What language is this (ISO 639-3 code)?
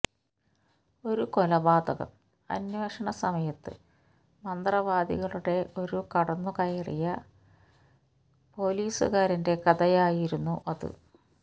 mal